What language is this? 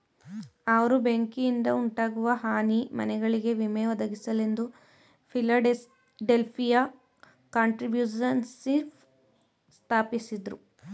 Kannada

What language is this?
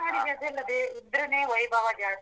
Kannada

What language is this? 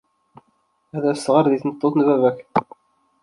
Kabyle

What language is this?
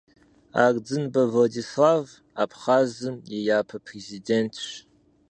Kabardian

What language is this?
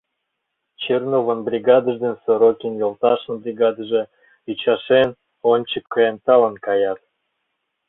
Mari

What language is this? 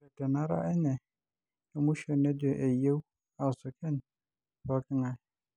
Masai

